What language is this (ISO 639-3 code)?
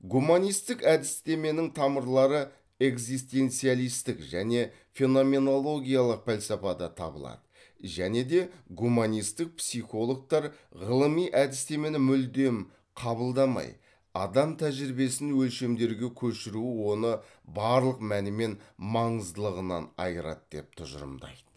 kaz